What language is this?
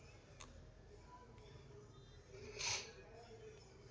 Kannada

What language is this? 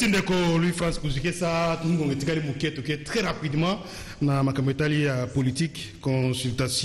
French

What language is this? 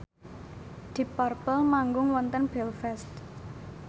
Javanese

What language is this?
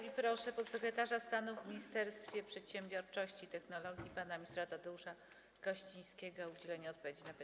Polish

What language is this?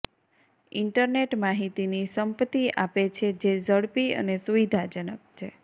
Gujarati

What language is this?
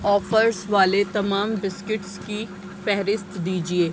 Urdu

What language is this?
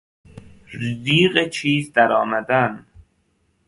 Persian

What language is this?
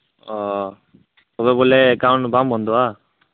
Santali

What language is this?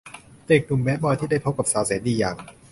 Thai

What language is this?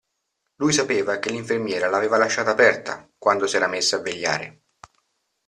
Italian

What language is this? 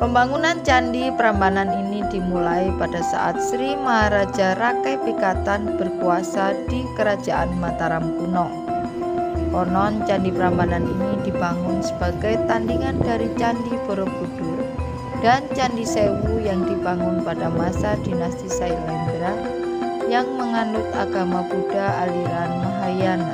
Indonesian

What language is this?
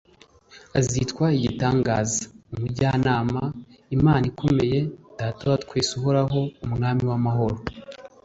Kinyarwanda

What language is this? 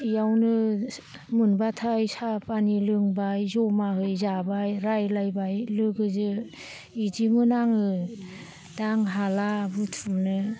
Bodo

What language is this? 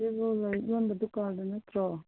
Manipuri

